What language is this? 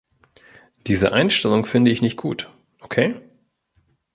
German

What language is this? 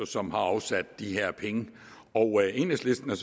Danish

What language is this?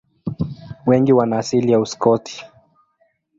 Swahili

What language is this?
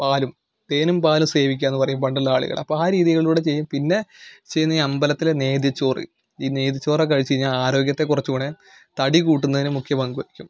Malayalam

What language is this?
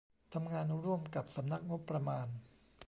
Thai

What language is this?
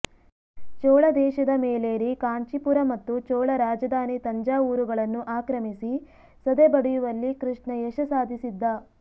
Kannada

